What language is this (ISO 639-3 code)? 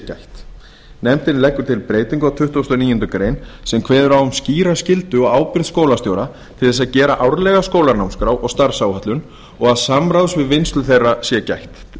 isl